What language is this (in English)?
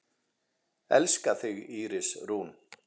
Icelandic